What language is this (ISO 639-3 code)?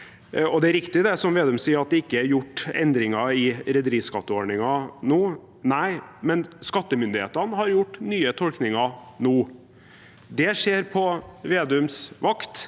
nor